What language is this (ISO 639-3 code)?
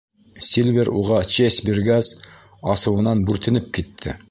bak